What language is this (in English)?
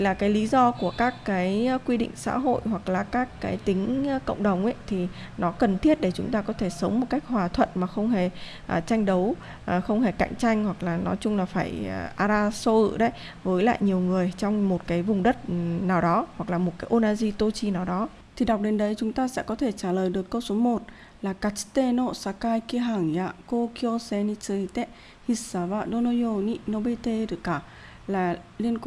Vietnamese